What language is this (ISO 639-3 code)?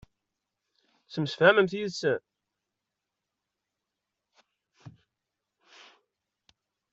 kab